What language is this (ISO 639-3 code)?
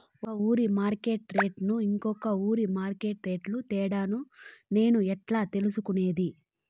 tel